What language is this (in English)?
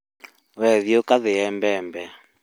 Kikuyu